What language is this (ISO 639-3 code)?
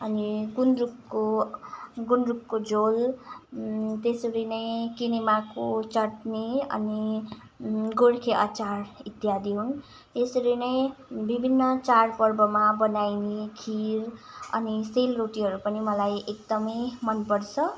nep